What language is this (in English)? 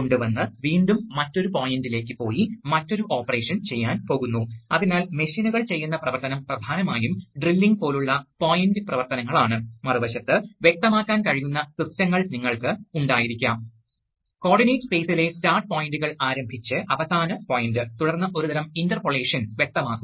Malayalam